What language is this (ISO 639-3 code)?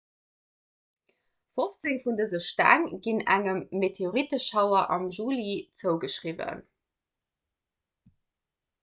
ltz